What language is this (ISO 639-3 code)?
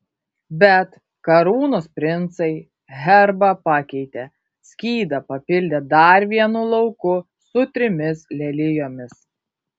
lit